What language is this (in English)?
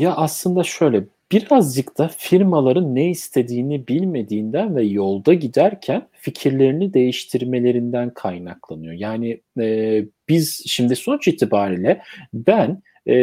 Turkish